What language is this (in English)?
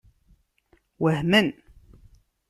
Kabyle